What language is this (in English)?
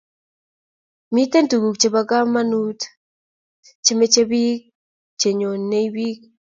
Kalenjin